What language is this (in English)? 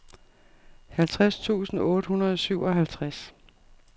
Danish